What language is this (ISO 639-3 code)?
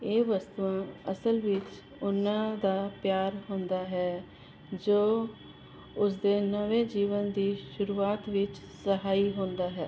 pan